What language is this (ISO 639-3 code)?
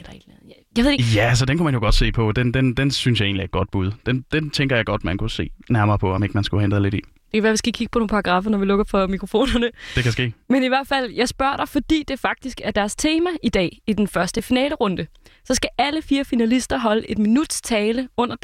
dan